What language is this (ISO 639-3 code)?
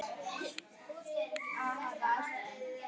isl